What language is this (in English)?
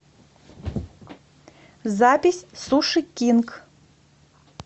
Russian